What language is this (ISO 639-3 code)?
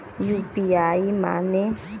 bho